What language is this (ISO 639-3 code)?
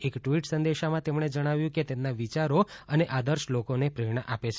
guj